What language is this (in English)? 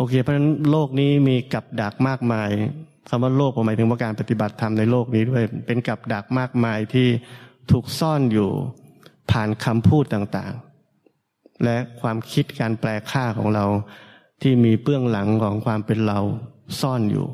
Thai